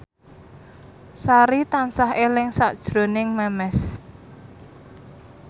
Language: Javanese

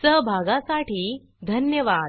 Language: Marathi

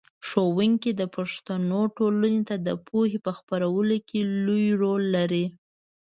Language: Pashto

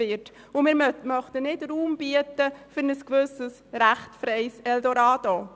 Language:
Swiss German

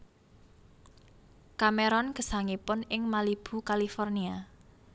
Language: Javanese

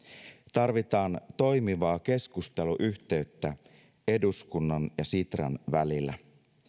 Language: Finnish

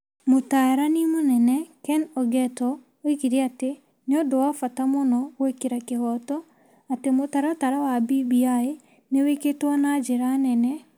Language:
Kikuyu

